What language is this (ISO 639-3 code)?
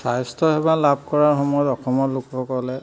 asm